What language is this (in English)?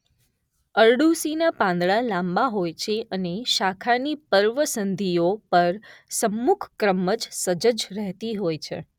Gujarati